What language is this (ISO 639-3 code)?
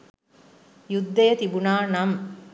sin